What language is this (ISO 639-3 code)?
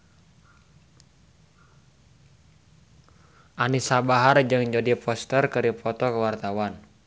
sun